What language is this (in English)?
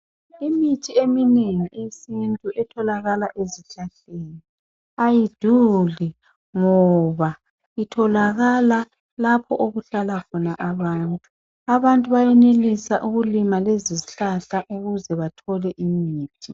North Ndebele